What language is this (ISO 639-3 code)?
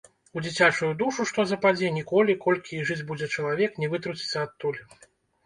bel